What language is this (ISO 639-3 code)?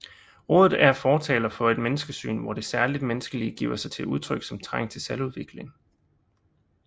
dan